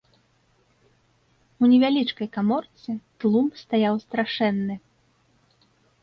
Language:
Belarusian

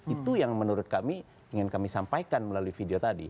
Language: Indonesian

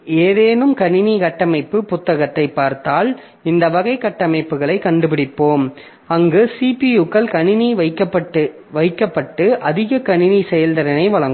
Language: Tamil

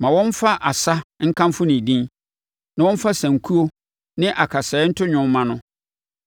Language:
Akan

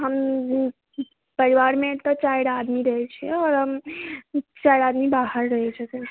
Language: Maithili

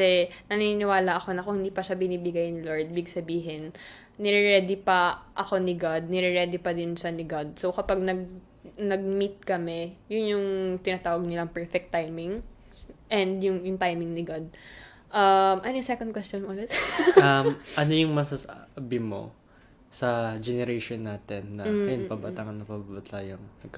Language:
Filipino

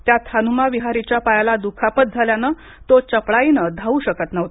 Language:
Marathi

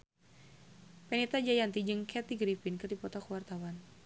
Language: Sundanese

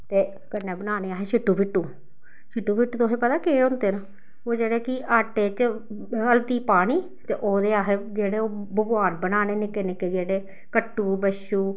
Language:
Dogri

